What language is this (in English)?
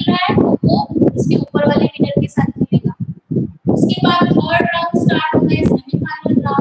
Indonesian